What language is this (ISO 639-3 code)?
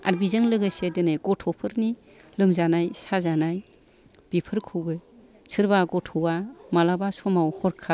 brx